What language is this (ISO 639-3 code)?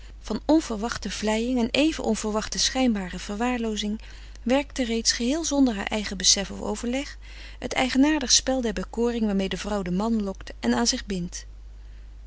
nld